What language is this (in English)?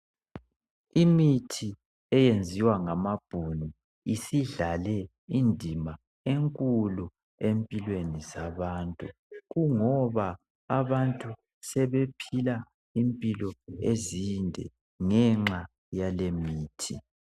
North Ndebele